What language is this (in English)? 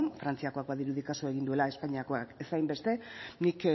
Basque